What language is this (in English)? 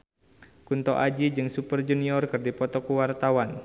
Sundanese